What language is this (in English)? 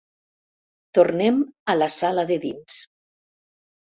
Catalan